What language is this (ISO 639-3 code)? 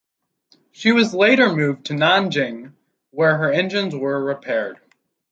eng